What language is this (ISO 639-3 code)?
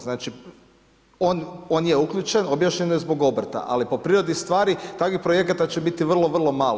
hrv